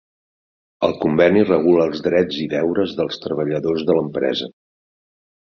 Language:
Catalan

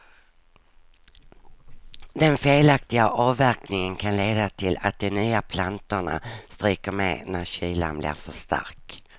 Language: Swedish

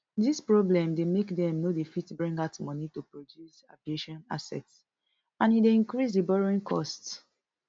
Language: Nigerian Pidgin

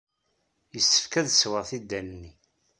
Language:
Kabyle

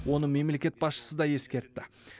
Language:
Kazakh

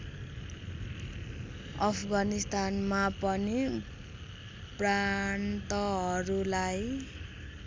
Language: Nepali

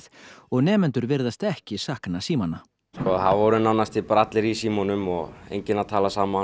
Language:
Icelandic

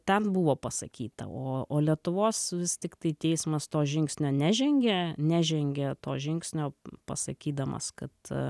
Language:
Lithuanian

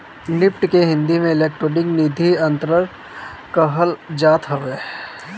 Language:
Bhojpuri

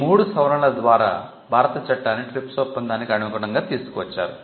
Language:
Telugu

